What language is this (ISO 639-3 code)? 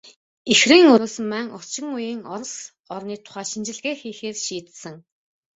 mon